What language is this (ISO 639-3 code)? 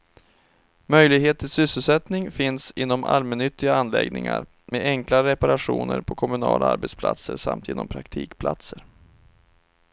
swe